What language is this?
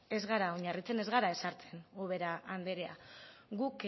Basque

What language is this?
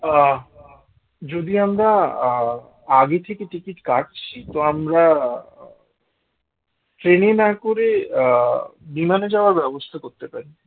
Bangla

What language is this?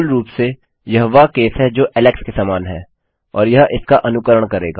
Hindi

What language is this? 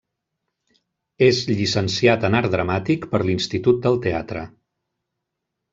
Catalan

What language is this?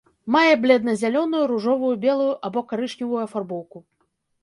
Belarusian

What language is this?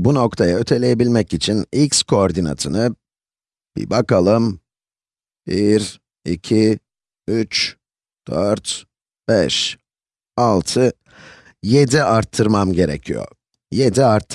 Turkish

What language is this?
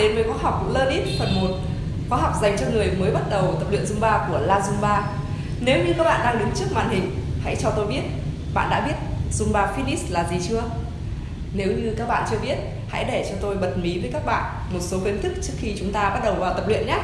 Vietnamese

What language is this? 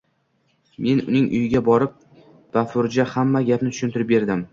Uzbek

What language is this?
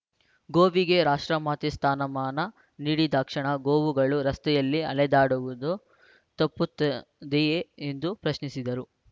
Kannada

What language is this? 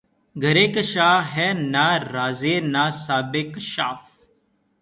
Urdu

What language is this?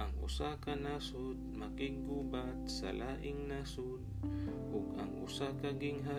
Filipino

